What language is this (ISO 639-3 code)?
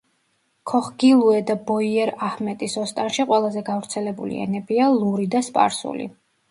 kat